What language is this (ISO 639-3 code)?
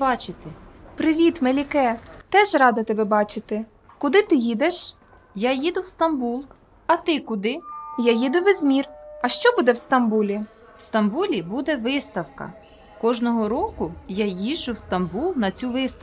ukr